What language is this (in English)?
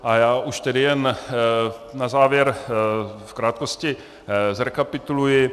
Czech